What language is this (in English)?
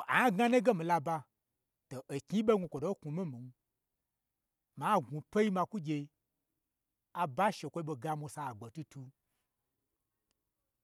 Gbagyi